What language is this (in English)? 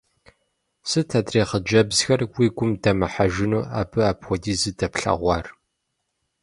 Kabardian